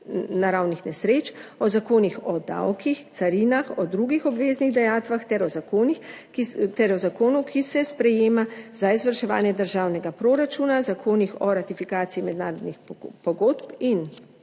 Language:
Slovenian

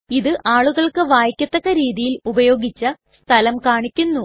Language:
Malayalam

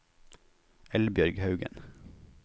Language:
Norwegian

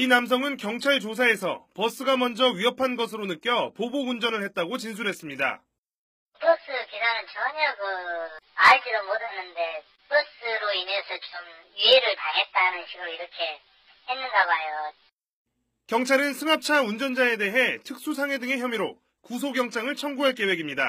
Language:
Korean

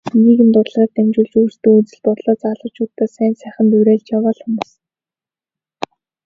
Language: Mongolian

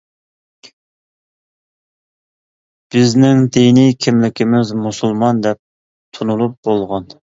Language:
Uyghur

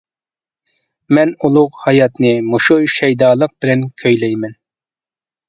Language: Uyghur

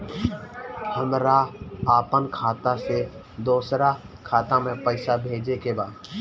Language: Bhojpuri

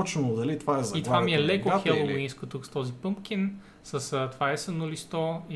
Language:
Bulgarian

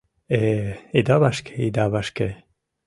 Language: Mari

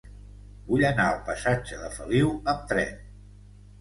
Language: Catalan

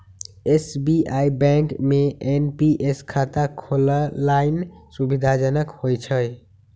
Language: Magahi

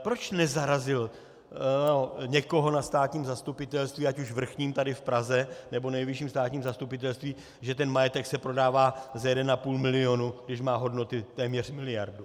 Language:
Czech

